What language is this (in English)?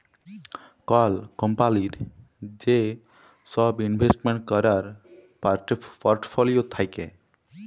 Bangla